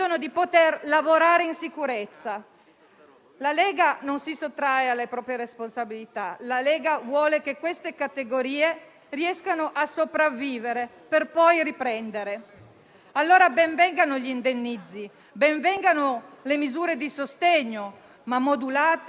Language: Italian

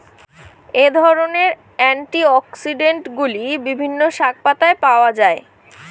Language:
Bangla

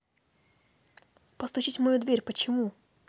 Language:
Russian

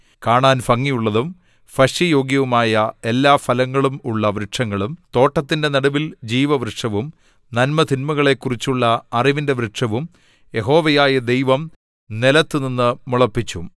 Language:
Malayalam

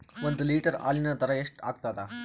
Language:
Kannada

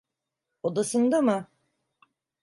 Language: Turkish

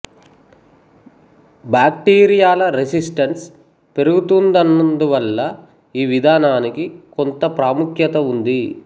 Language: Telugu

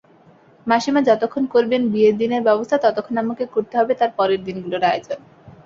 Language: Bangla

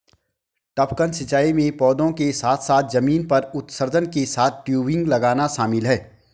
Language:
Hindi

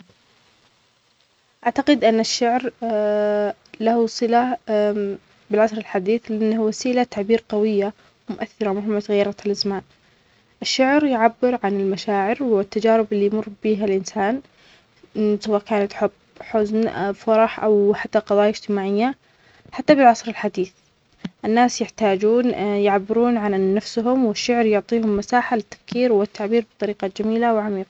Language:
Omani Arabic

